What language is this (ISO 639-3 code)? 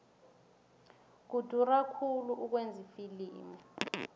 nbl